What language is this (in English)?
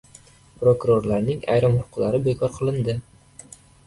Uzbek